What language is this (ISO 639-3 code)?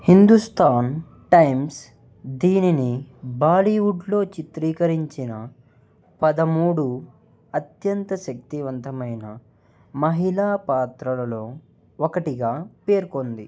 tel